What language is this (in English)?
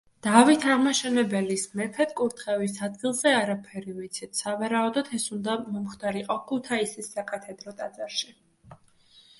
Georgian